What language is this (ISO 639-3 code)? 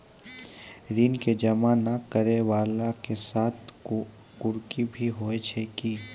mai